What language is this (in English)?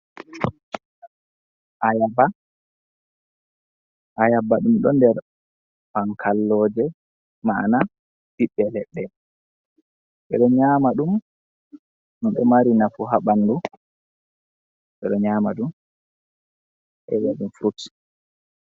Fula